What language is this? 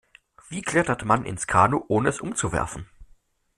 German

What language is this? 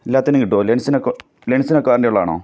Malayalam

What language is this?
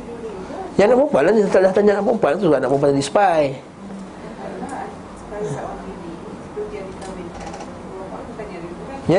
Malay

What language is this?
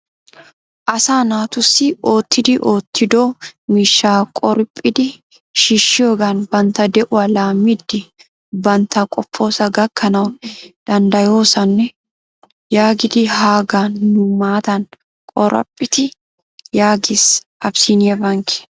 Wolaytta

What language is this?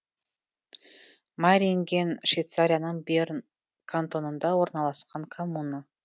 Kazakh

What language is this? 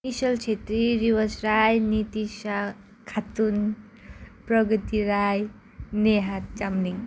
Nepali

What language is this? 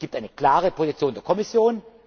German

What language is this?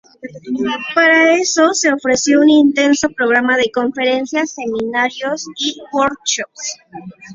Spanish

